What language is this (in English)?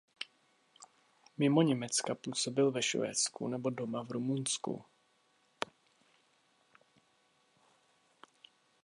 Czech